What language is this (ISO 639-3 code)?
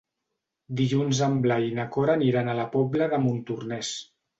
cat